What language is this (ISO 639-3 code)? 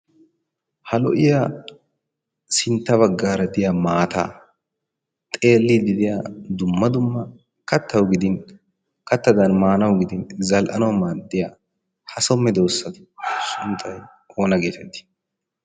wal